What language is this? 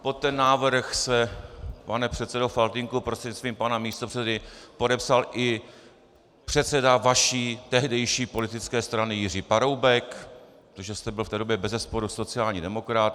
Czech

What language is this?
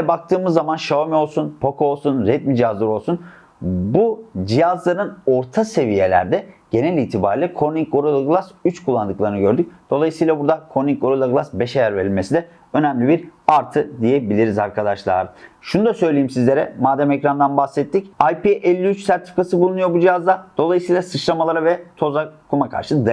Turkish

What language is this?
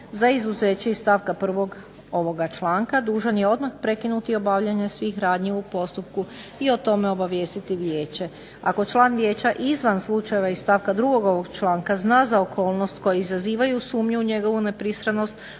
Croatian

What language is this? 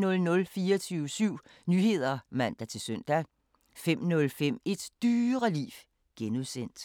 Danish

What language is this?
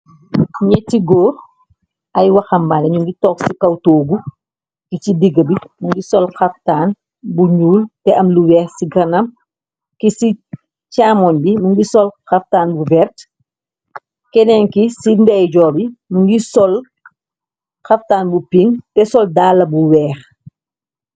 Wolof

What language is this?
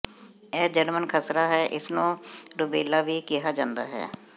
Punjabi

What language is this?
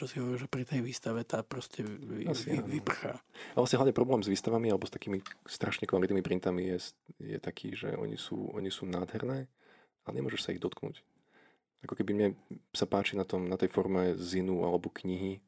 Slovak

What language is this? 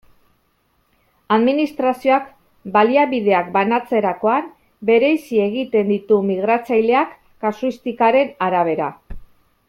Basque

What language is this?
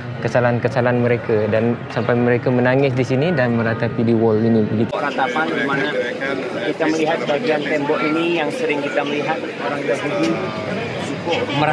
Malay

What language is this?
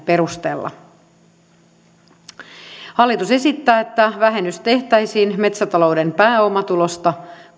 Finnish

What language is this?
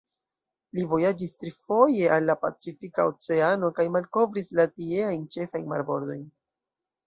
Esperanto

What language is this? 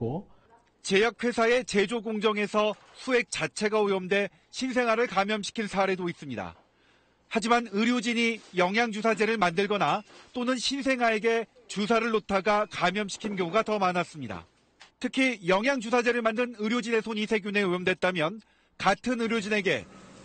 Korean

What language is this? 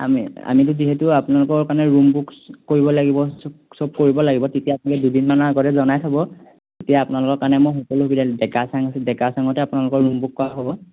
Assamese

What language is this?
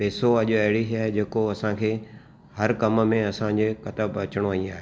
Sindhi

